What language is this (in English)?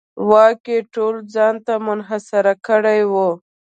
Pashto